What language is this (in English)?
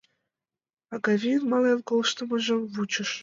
Mari